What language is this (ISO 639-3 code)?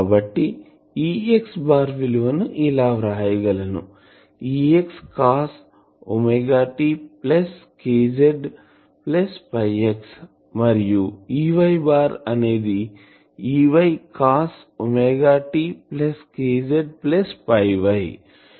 tel